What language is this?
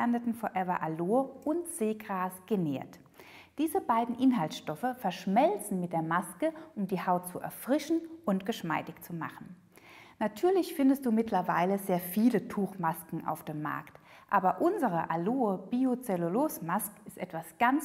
German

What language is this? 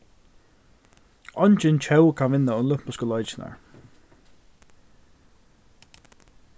Faroese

